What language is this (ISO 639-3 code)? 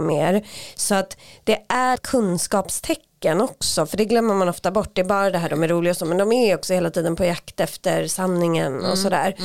swe